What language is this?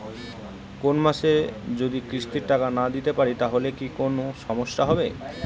Bangla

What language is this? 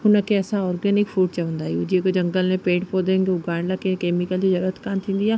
Sindhi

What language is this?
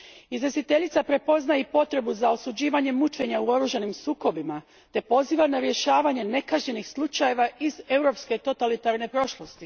Croatian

